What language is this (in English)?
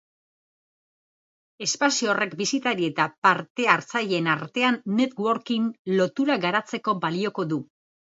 Basque